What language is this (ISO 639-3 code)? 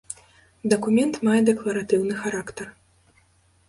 bel